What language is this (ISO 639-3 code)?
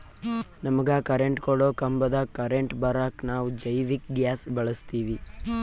kan